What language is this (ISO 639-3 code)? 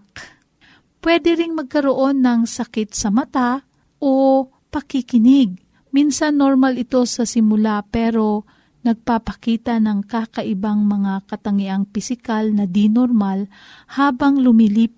fil